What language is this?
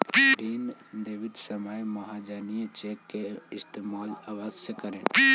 Magahi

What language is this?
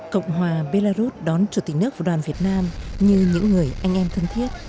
Vietnamese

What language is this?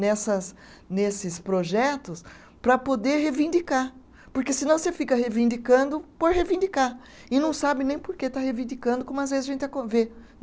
Portuguese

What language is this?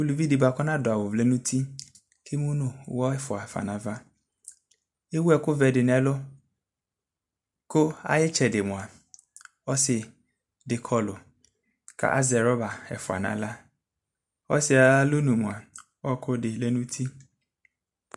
Ikposo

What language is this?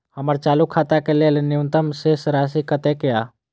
Maithili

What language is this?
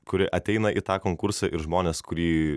Lithuanian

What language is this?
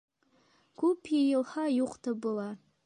Bashkir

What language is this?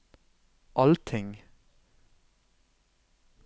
Norwegian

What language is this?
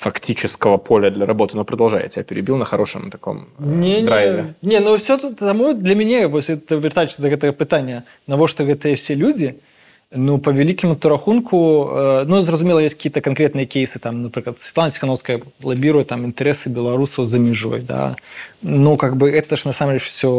Russian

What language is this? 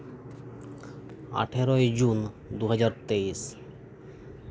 Santali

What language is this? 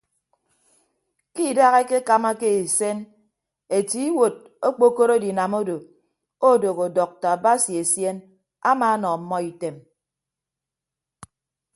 Ibibio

